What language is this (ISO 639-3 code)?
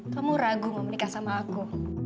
ind